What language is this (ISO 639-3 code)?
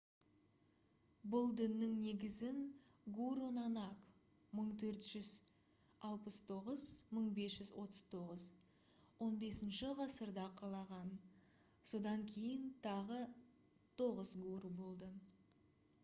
kaz